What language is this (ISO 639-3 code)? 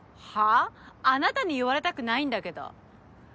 jpn